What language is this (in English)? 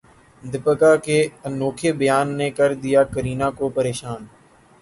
Urdu